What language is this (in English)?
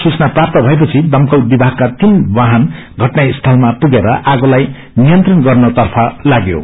Nepali